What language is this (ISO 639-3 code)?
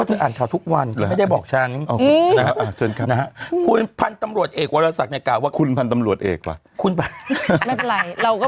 tha